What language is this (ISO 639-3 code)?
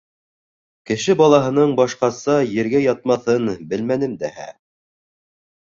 bak